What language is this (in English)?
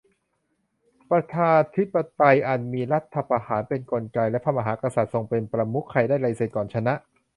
Thai